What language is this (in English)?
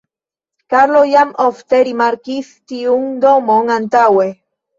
Esperanto